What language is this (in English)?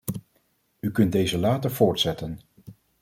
Dutch